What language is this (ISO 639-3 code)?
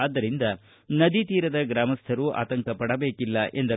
kan